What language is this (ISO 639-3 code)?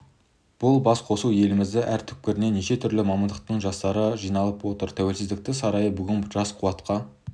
kaz